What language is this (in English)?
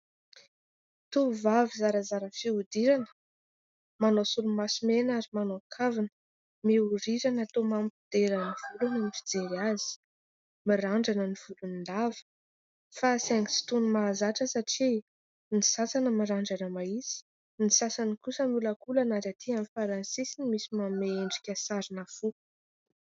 Malagasy